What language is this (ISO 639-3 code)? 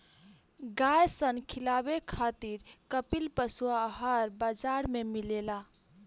bho